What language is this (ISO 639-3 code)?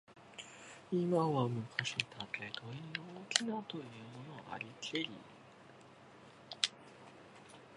jpn